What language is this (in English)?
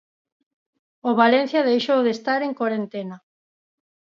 Galician